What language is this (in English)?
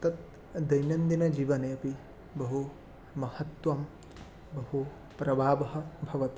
Sanskrit